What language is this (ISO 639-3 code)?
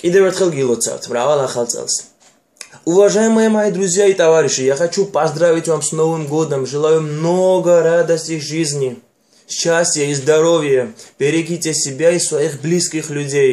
rus